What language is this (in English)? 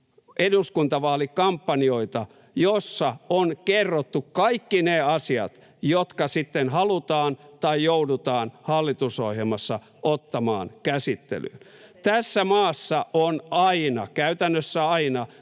Finnish